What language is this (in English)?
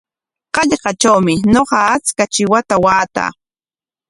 Corongo Ancash Quechua